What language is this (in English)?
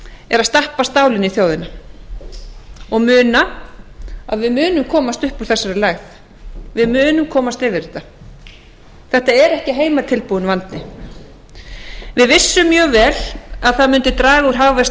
Icelandic